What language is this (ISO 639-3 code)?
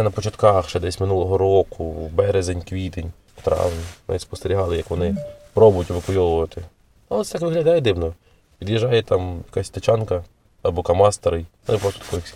ukr